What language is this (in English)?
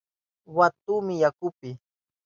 Southern Pastaza Quechua